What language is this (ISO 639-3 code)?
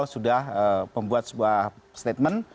ind